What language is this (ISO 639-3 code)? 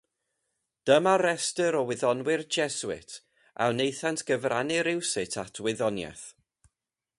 cym